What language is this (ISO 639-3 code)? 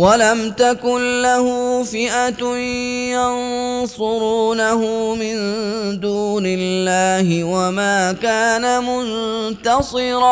ara